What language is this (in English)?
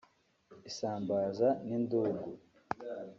Kinyarwanda